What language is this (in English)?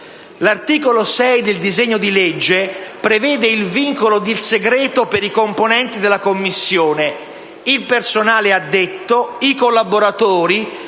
Italian